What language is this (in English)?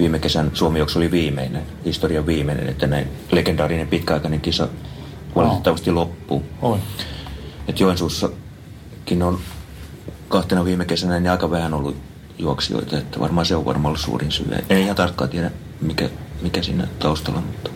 Finnish